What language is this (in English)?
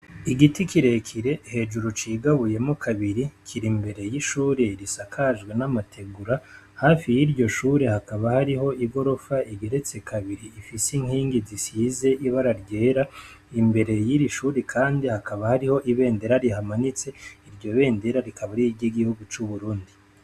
Rundi